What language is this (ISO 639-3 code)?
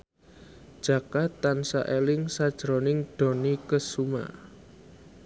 jav